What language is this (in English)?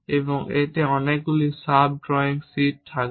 Bangla